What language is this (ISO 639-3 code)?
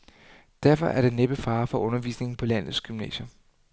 dan